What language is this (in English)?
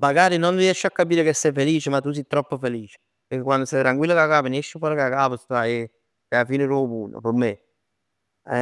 Neapolitan